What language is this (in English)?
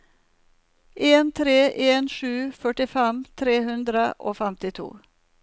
Norwegian